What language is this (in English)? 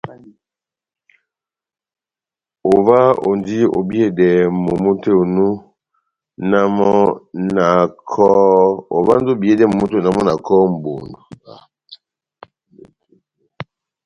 Batanga